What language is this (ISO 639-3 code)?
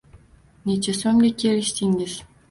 uzb